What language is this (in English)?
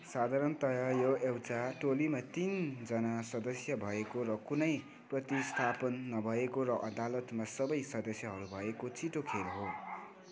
Nepali